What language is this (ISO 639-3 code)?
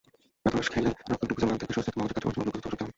ben